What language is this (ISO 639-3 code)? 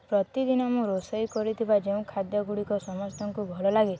ori